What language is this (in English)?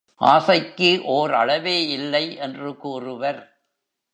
Tamil